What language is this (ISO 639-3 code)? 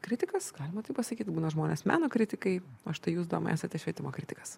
lit